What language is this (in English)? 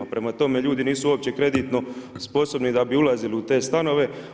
Croatian